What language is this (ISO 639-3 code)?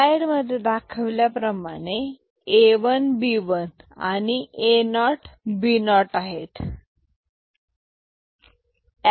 mar